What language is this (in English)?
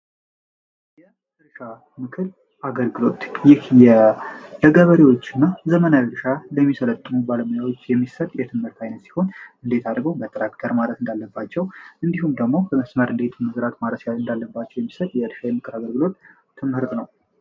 Amharic